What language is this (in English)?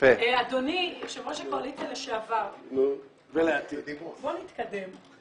Hebrew